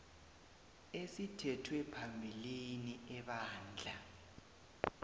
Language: South Ndebele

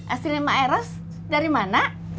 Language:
Indonesian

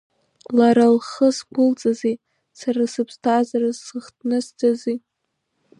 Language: Abkhazian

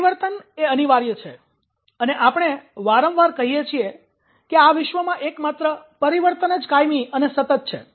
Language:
Gujarati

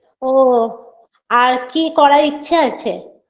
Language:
Bangla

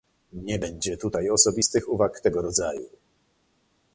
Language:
Polish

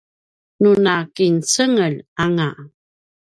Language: Paiwan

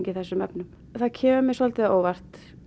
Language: Icelandic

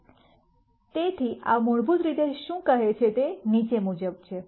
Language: Gujarati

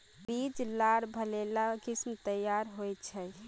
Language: Magahi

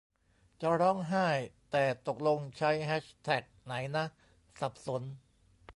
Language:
Thai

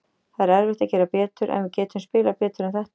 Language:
Icelandic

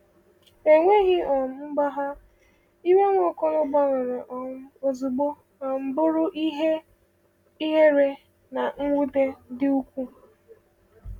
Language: Igbo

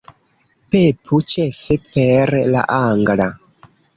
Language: Esperanto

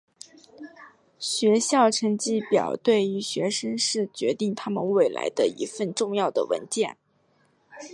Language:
Chinese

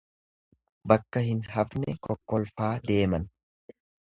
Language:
Oromo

